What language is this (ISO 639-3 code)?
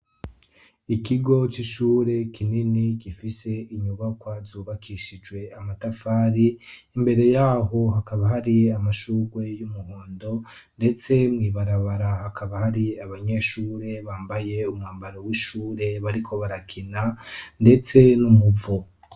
run